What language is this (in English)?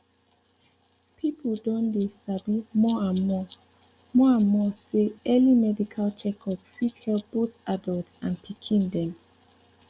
Nigerian Pidgin